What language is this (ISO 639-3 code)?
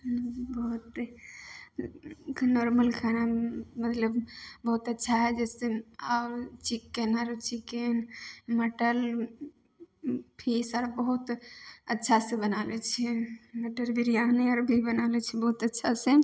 mai